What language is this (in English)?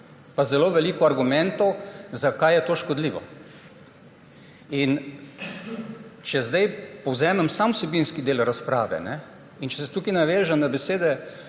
Slovenian